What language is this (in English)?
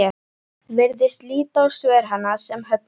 Icelandic